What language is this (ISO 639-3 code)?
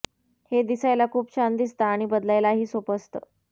mar